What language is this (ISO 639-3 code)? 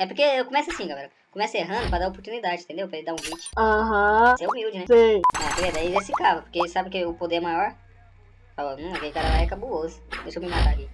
por